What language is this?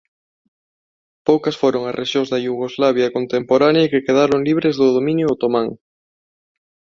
Galician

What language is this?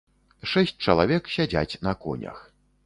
Belarusian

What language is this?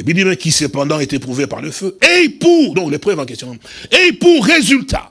French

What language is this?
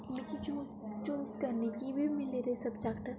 Dogri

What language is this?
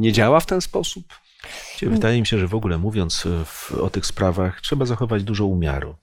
Polish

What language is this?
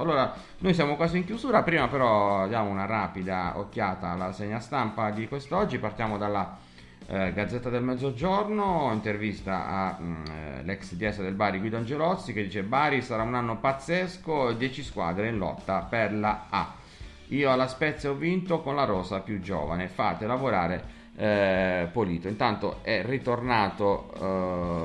Italian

